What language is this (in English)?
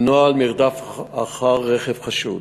Hebrew